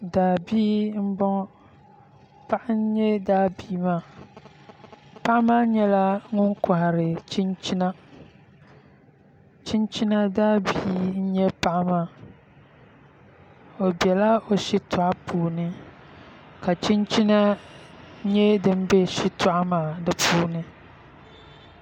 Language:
Dagbani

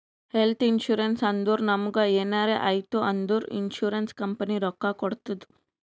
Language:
Kannada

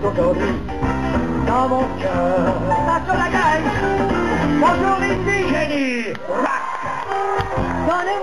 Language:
Greek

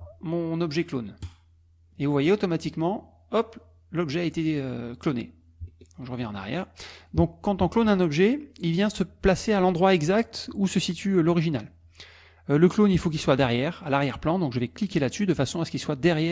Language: French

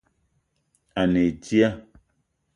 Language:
Eton (Cameroon)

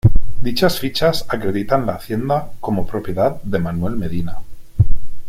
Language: Spanish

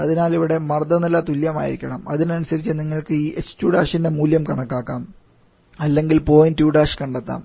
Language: Malayalam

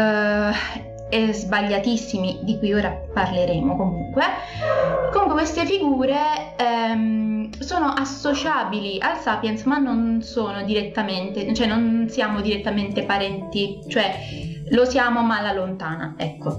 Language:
Italian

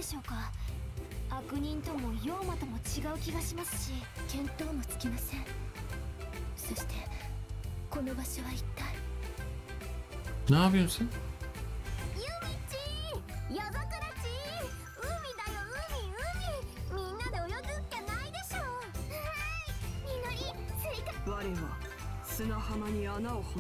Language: Turkish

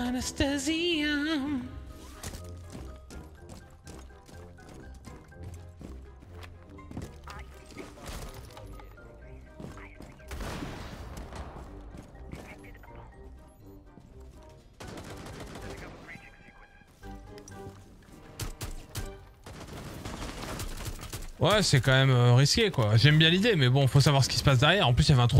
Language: French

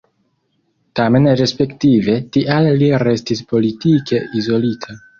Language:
Esperanto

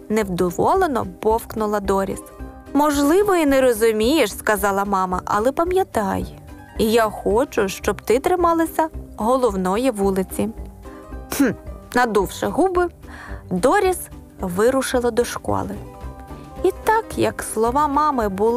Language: Ukrainian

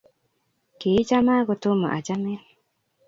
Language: Kalenjin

